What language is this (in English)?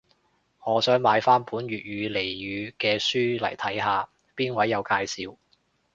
Cantonese